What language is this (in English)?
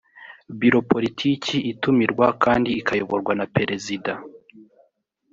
Kinyarwanda